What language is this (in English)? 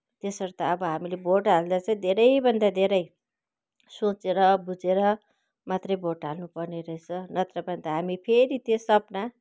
Nepali